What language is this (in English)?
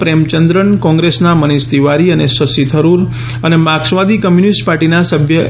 Gujarati